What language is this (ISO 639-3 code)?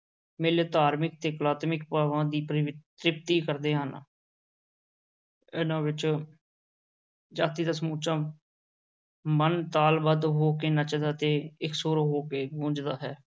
pan